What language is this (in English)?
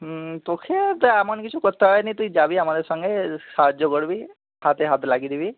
Bangla